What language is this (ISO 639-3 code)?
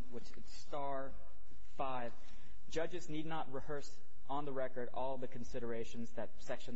eng